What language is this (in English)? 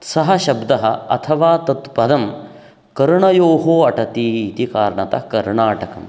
Sanskrit